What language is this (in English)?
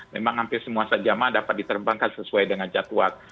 Indonesian